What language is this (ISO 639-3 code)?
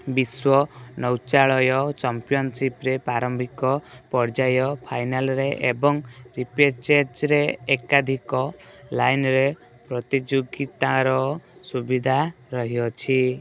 ori